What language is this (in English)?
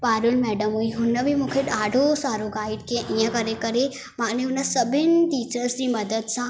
Sindhi